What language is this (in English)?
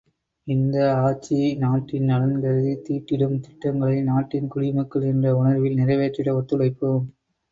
Tamil